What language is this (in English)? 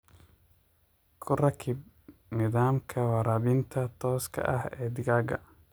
Somali